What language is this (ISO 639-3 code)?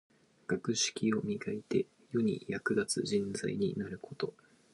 jpn